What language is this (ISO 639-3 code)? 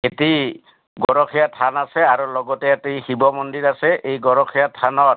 asm